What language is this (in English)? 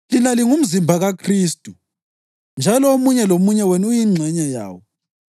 North Ndebele